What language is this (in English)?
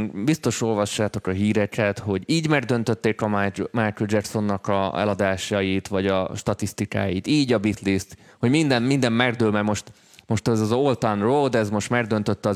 Hungarian